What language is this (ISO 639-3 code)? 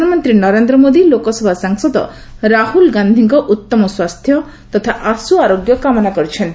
ori